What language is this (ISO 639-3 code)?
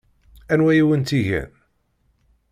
kab